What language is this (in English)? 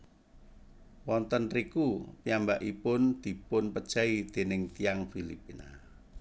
Javanese